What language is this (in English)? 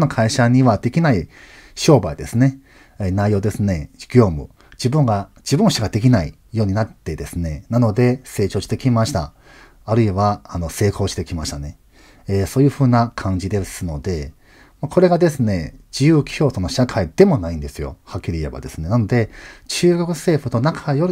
Japanese